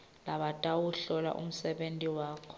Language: Swati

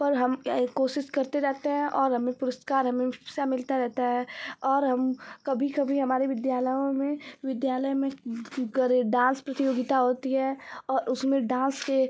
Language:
Hindi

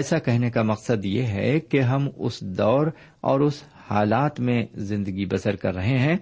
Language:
Urdu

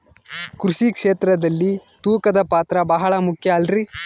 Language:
Kannada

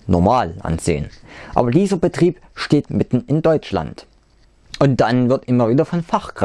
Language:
German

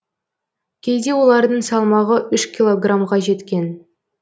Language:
Kazakh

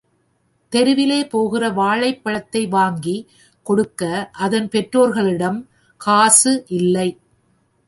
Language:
Tamil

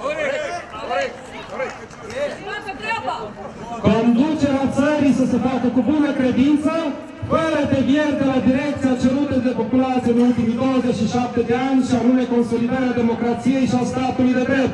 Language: Romanian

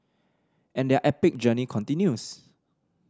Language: English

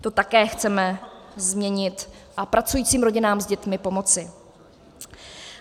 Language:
Czech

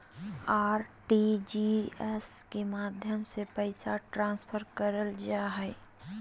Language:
Magahi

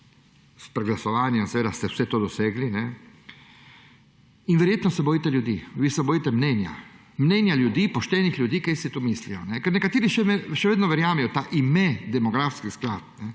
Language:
Slovenian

